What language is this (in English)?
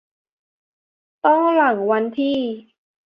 Thai